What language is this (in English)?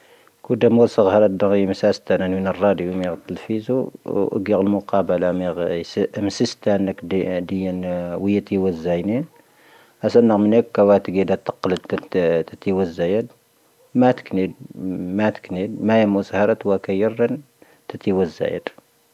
Tahaggart Tamahaq